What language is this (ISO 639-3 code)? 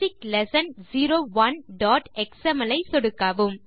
tam